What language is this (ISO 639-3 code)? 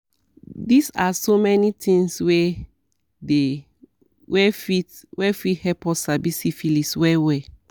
pcm